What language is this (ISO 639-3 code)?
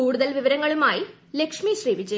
mal